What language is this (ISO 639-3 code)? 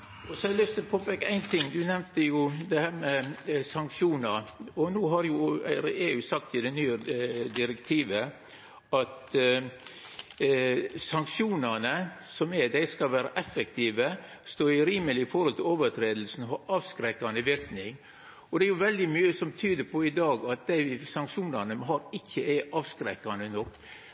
nno